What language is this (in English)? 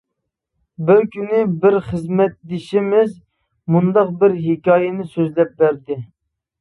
Uyghur